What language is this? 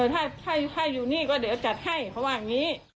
Thai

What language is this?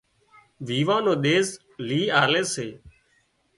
Wadiyara Koli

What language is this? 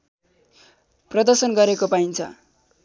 Nepali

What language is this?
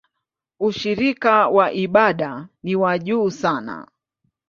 Swahili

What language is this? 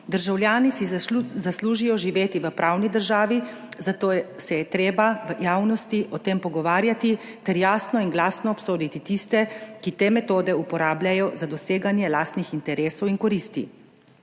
Slovenian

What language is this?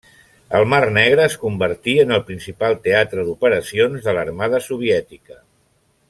Catalan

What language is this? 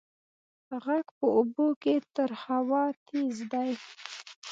Pashto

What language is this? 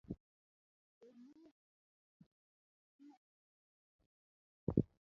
Luo (Kenya and Tanzania)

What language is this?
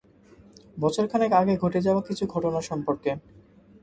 Bangla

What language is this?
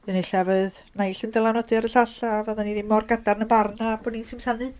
Welsh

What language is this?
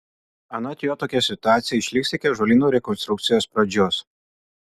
Lithuanian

